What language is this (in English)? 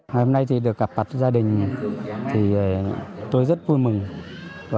Vietnamese